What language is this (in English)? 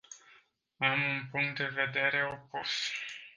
Romanian